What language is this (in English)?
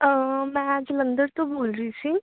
Punjabi